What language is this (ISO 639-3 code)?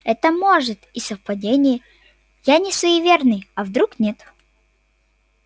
rus